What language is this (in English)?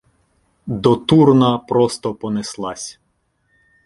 Ukrainian